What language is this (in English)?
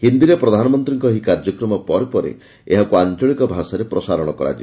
Odia